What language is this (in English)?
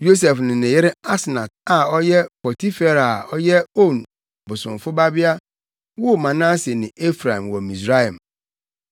Akan